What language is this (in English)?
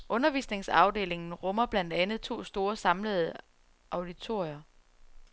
Danish